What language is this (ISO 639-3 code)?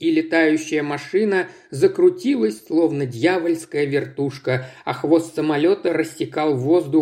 rus